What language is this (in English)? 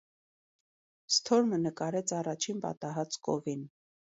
Armenian